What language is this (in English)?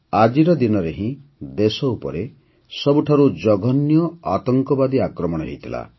Odia